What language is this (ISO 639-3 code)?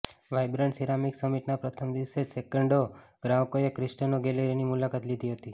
guj